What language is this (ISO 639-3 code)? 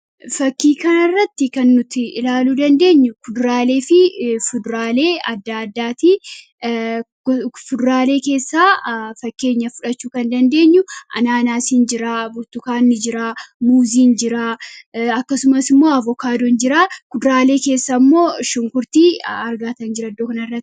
orm